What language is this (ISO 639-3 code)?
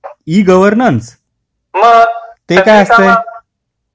mar